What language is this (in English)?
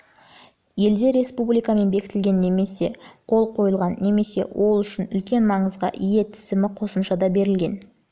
Kazakh